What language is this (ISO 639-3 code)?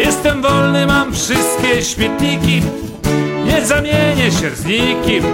pol